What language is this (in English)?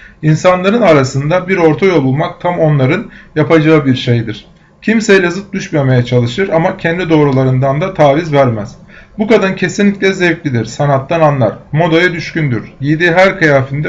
Turkish